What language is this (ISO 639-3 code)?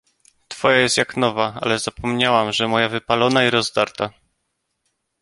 pol